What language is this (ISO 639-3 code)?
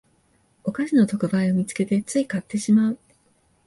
jpn